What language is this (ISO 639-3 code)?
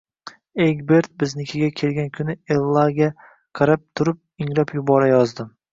uzb